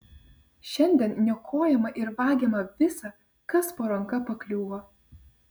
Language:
Lithuanian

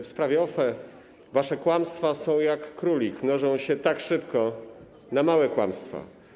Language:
Polish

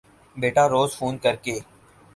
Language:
Urdu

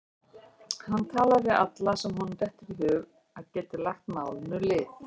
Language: Icelandic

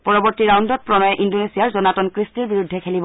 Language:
Assamese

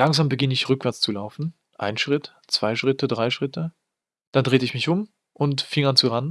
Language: German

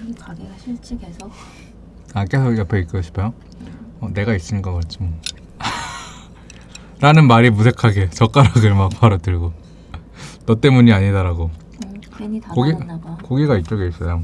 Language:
Korean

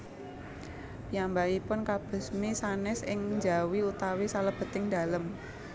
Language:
Javanese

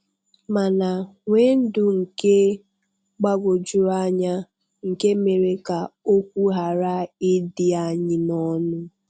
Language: Igbo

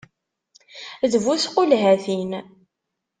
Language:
Kabyle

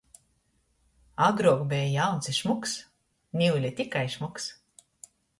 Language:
Latgalian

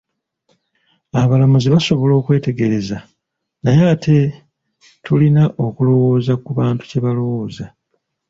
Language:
Ganda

